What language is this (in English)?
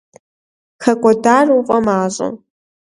Kabardian